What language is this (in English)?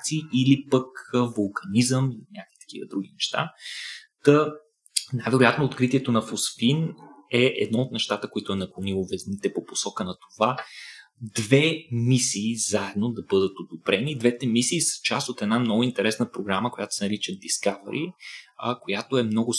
Bulgarian